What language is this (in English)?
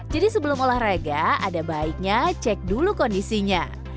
Indonesian